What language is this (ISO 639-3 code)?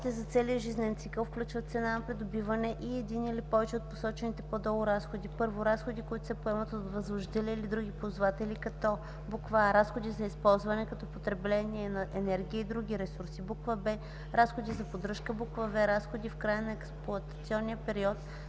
bul